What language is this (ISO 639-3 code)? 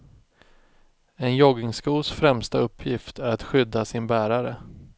swe